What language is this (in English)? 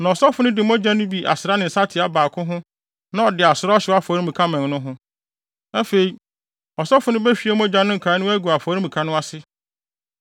Akan